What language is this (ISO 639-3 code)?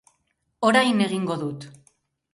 eus